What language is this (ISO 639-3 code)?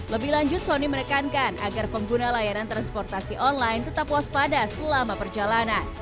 ind